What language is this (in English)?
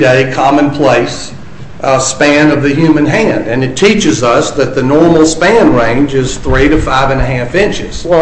English